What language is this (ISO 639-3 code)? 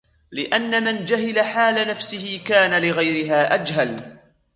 ara